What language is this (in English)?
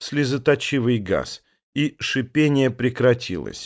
Russian